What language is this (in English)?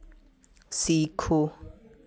Hindi